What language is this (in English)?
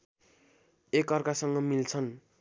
Nepali